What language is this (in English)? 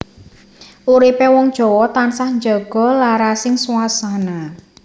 Javanese